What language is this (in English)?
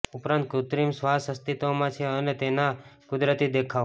Gujarati